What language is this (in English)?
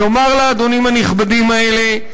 Hebrew